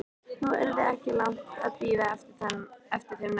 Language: Icelandic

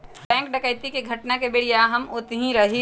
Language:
Magahi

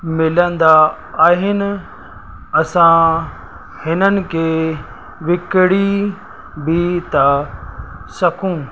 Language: Sindhi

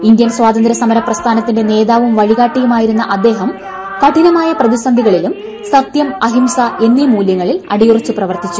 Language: Malayalam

